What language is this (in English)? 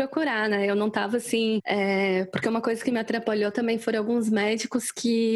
Portuguese